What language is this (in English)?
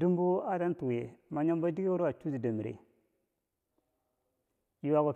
Bangwinji